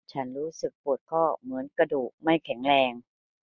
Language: Thai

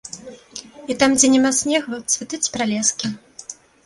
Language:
Belarusian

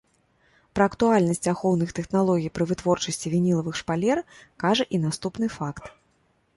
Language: Belarusian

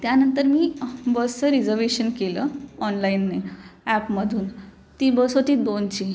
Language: Marathi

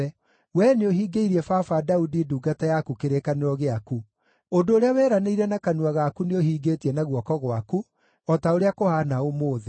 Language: Kikuyu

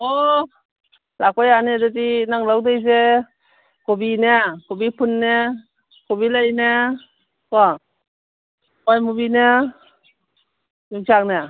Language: Manipuri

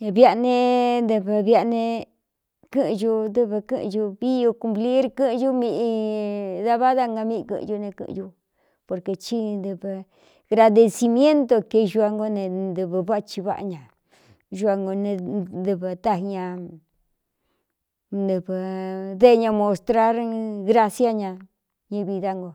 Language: Cuyamecalco Mixtec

